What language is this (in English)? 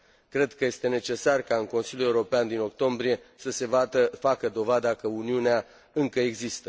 Romanian